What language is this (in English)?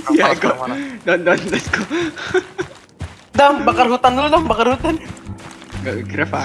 Indonesian